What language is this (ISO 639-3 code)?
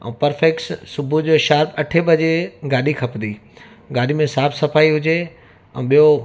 snd